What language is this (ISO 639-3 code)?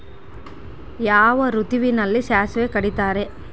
kan